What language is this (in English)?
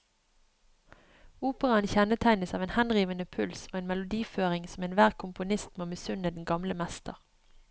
Norwegian